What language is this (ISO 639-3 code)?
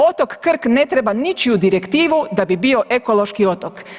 hrv